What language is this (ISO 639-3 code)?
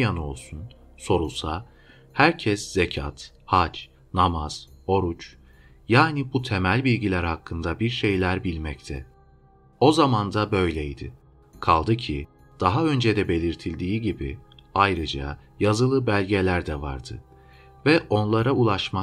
tur